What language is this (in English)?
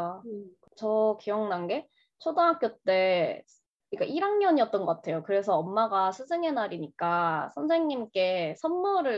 Korean